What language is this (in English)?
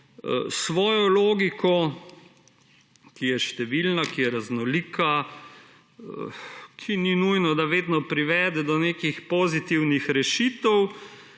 Slovenian